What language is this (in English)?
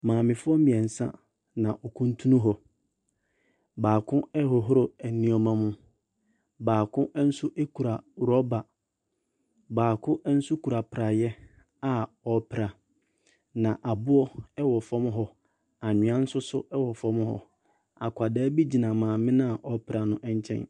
Akan